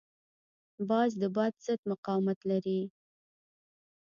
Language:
Pashto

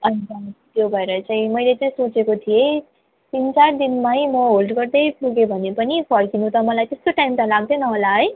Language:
Nepali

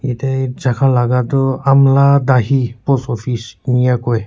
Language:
Naga Pidgin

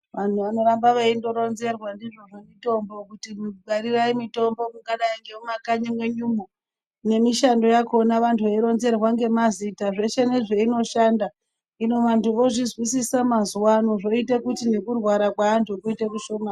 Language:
Ndau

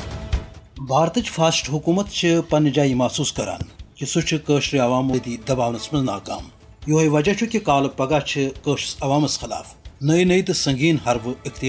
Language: Urdu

